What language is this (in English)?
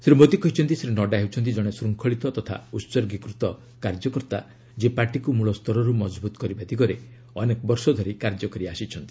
Odia